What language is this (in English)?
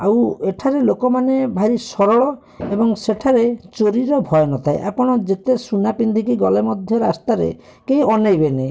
Odia